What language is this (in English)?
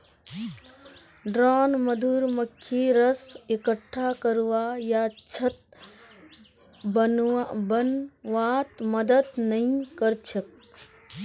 Magahi